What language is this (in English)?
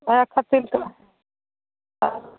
Maithili